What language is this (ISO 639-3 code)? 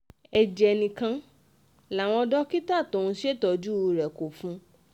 yor